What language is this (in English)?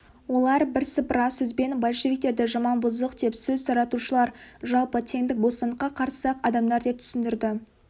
Kazakh